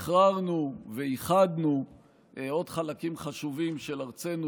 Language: Hebrew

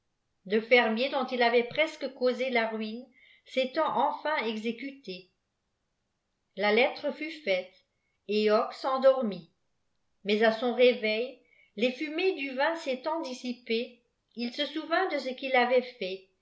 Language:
French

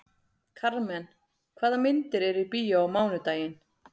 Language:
Icelandic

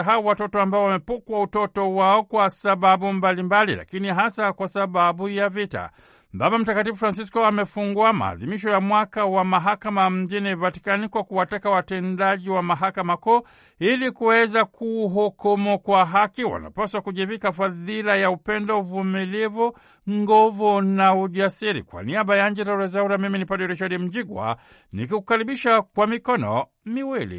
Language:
Swahili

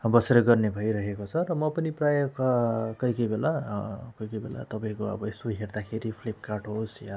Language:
Nepali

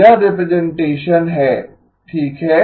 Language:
Hindi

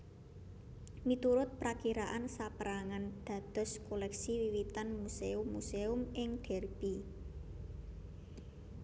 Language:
Javanese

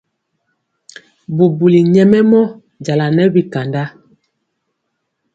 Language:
Mpiemo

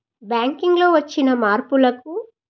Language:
Telugu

